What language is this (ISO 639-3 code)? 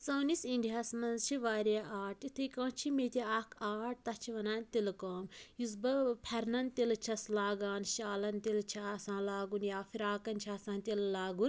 kas